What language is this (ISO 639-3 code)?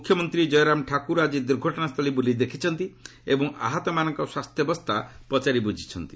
ori